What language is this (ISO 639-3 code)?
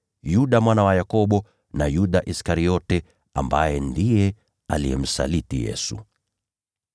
swa